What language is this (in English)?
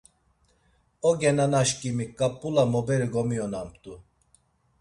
Laz